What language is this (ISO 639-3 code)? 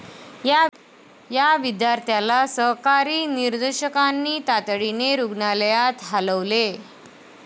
mar